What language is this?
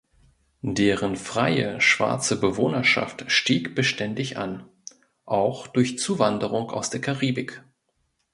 German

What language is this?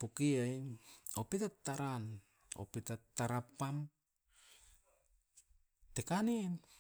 Askopan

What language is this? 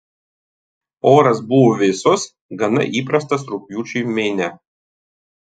Lithuanian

